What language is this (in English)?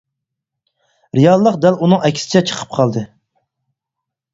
Uyghur